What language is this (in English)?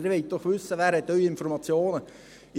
Swiss German